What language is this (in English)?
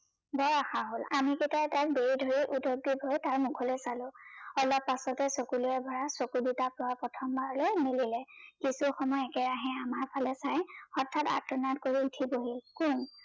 Assamese